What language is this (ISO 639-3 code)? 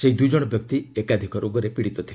ori